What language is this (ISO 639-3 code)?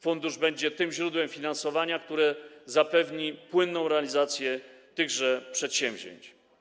pol